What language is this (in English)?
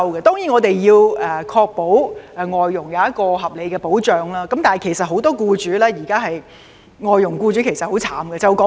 Cantonese